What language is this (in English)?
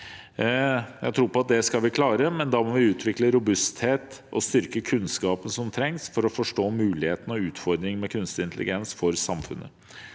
Norwegian